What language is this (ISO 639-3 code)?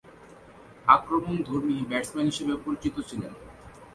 ben